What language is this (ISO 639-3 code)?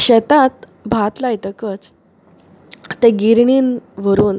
kok